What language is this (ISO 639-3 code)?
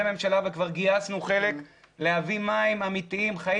heb